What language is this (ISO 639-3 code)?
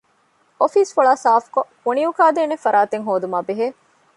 div